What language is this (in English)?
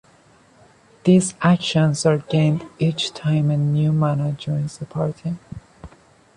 English